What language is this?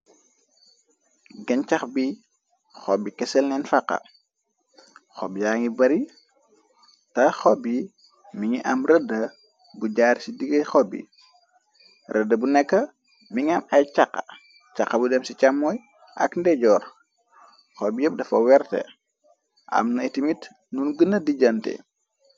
Wolof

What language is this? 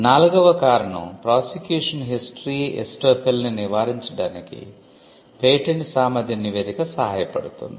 Telugu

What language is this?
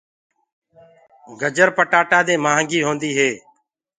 Gurgula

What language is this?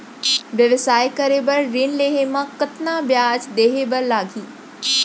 Chhattisgarhi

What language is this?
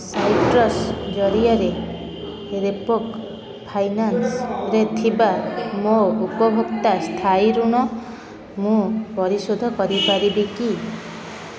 Odia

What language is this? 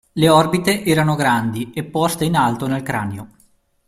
Italian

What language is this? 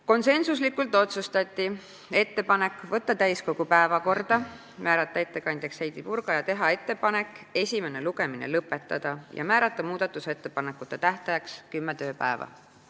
Estonian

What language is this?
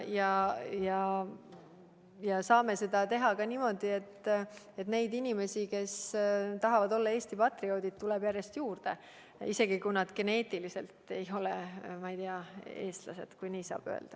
Estonian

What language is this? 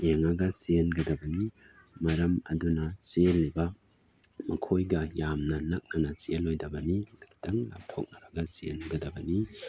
Manipuri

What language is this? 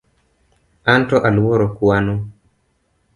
Luo (Kenya and Tanzania)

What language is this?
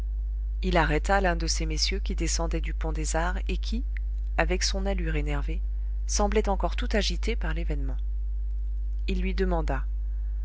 French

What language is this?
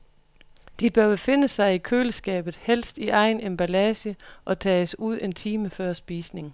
Danish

